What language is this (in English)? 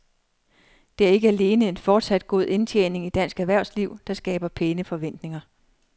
Danish